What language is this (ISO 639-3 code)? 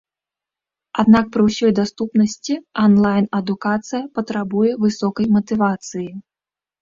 bel